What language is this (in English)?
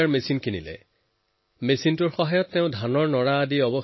Assamese